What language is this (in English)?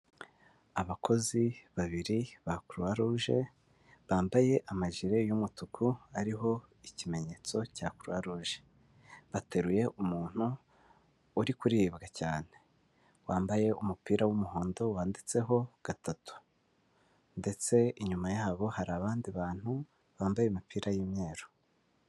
Kinyarwanda